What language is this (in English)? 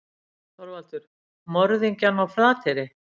Icelandic